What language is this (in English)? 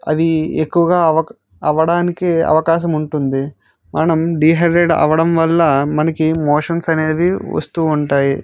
Telugu